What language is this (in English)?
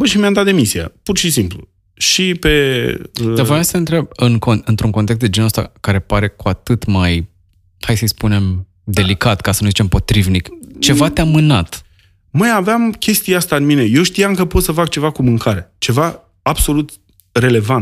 Romanian